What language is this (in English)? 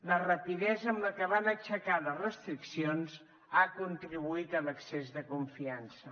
Catalan